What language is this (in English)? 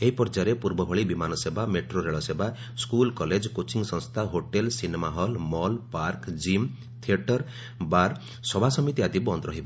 Odia